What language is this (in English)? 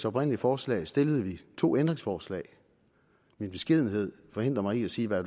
Danish